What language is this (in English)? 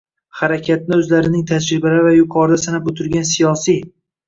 Uzbek